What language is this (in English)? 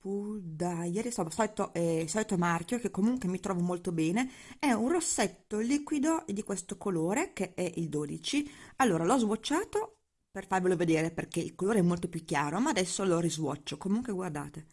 Italian